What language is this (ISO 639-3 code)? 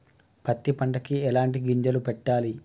tel